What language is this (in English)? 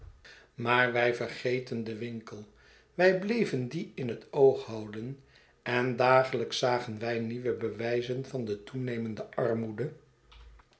Dutch